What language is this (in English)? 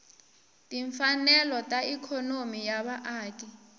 Tsonga